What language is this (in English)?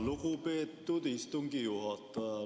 Estonian